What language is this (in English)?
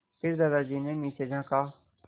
Hindi